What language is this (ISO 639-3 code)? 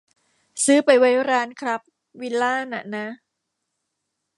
tha